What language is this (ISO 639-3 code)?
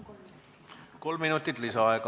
est